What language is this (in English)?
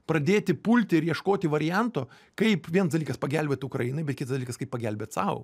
Lithuanian